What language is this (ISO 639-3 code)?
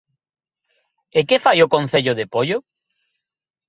glg